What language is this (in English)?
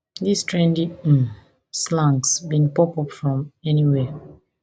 Nigerian Pidgin